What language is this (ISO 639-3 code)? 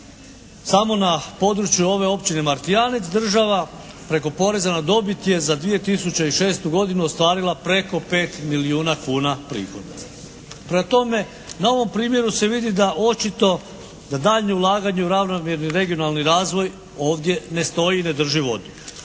hrv